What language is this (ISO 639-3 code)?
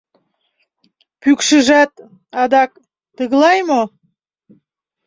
chm